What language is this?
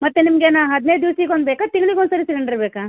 Kannada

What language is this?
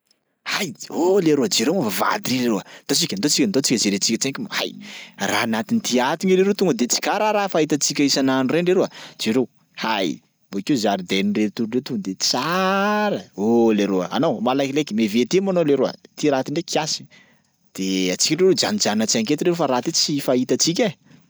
Sakalava Malagasy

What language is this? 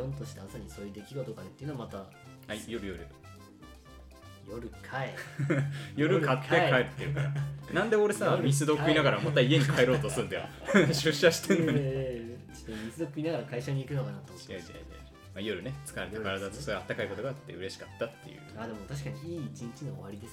Japanese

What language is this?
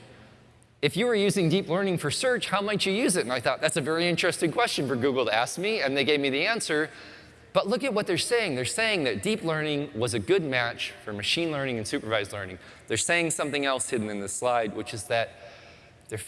English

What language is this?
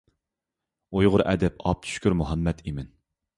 Uyghur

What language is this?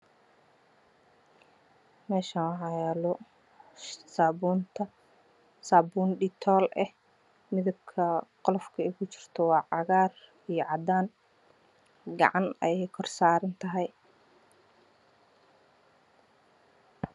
Somali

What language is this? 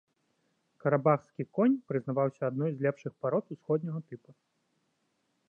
Belarusian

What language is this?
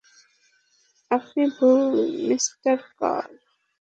Bangla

